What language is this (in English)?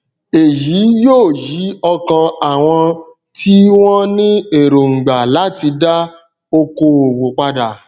Yoruba